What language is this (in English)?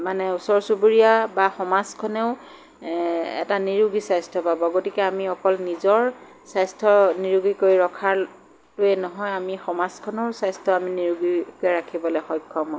Assamese